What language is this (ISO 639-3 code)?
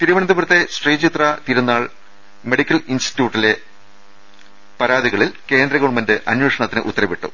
mal